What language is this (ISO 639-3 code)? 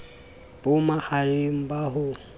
sot